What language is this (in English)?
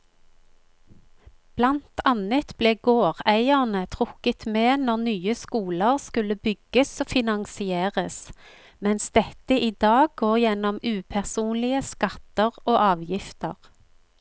Norwegian